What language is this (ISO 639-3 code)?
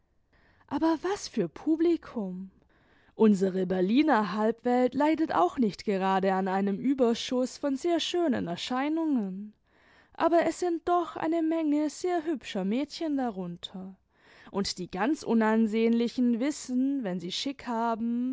deu